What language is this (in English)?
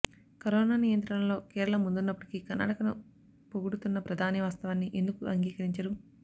Telugu